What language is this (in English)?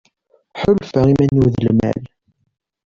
Kabyle